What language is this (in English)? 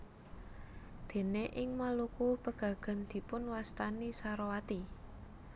Javanese